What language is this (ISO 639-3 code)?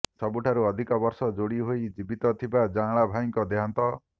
ori